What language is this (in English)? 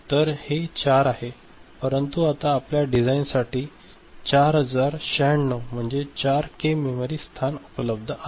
Marathi